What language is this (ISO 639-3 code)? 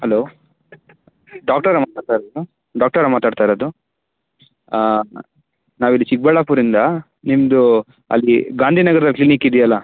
kan